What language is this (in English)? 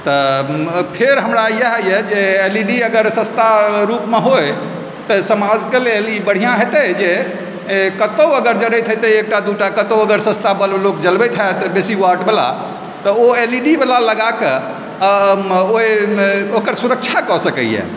Maithili